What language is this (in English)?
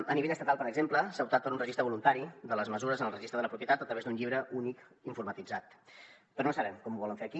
Catalan